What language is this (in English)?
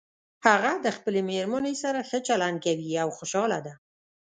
Pashto